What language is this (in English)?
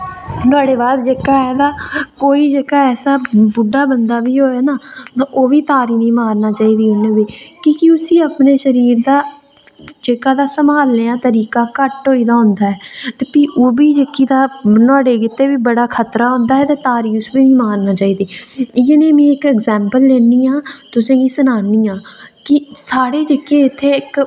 Dogri